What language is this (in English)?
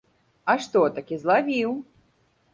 Belarusian